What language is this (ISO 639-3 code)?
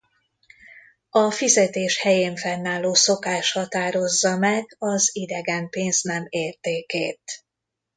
hun